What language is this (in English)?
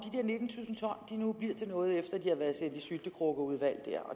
Danish